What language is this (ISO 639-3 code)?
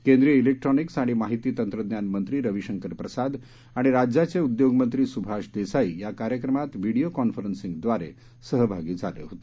mar